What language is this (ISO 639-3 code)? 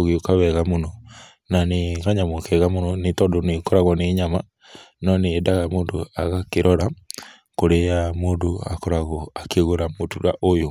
kik